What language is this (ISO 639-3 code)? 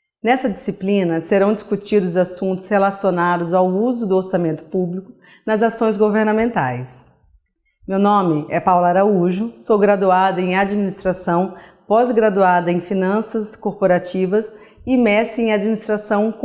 por